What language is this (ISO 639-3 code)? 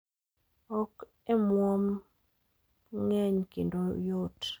luo